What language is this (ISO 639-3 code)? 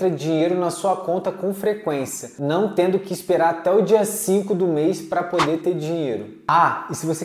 por